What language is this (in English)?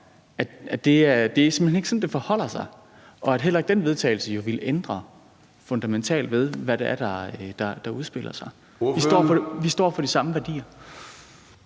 Danish